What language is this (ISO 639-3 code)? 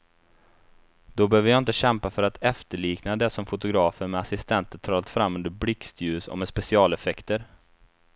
swe